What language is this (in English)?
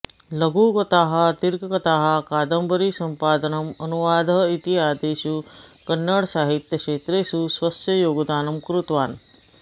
Sanskrit